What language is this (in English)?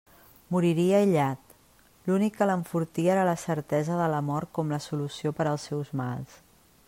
Catalan